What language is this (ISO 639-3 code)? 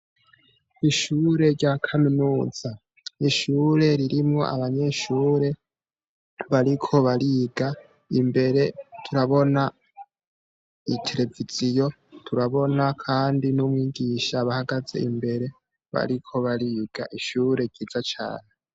run